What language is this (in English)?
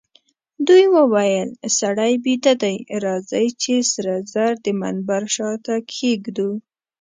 Pashto